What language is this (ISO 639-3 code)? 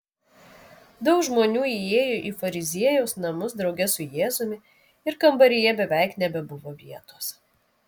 lit